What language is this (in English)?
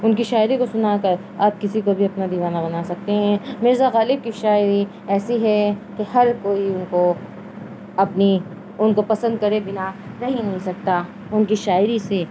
Urdu